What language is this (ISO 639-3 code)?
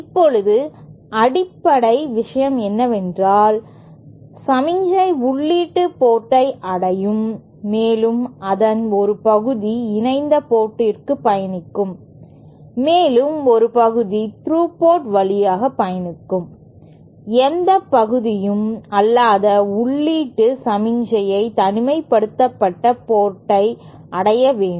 tam